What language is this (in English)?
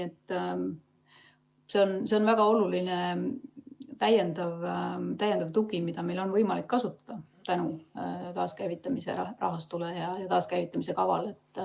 Estonian